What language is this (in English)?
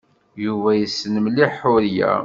Kabyle